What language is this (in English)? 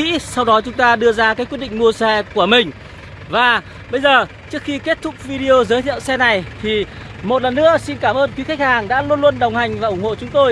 Vietnamese